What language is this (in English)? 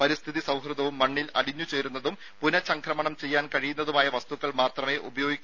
Malayalam